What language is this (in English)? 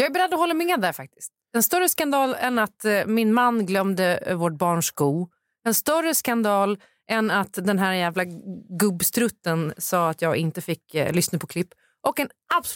Swedish